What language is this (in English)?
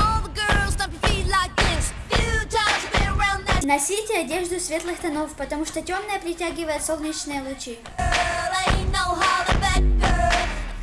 Russian